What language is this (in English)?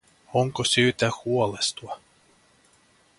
Finnish